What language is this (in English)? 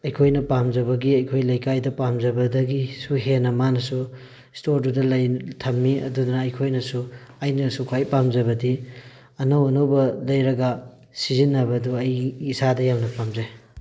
Manipuri